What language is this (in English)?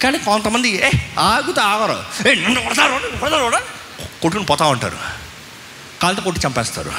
Telugu